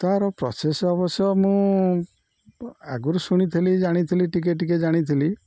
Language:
Odia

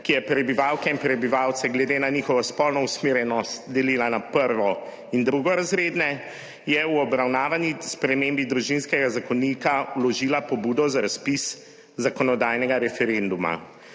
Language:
Slovenian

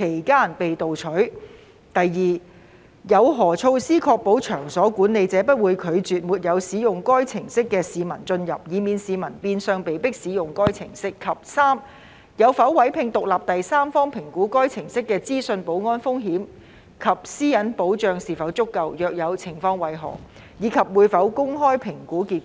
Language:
Cantonese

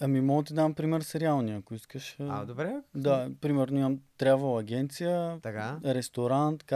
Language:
Bulgarian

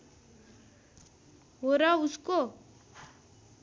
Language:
Nepali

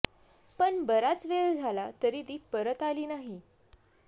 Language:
Marathi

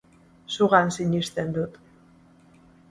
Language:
Basque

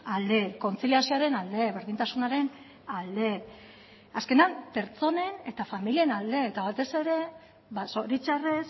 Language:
Basque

